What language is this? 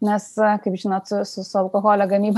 Lithuanian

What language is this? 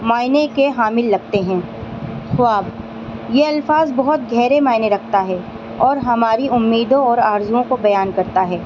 Urdu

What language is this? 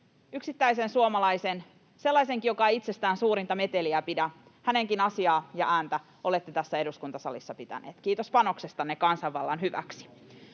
Finnish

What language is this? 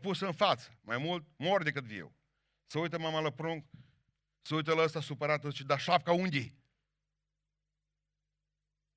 Romanian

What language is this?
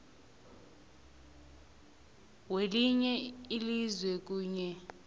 South Ndebele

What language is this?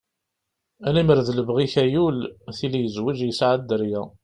Kabyle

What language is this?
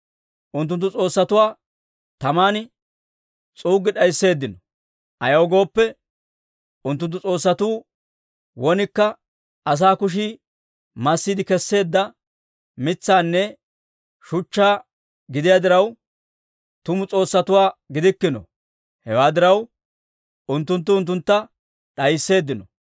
Dawro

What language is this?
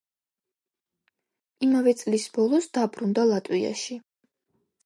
Georgian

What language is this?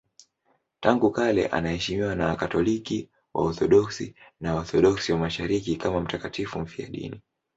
Swahili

